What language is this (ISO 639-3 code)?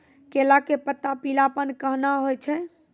mai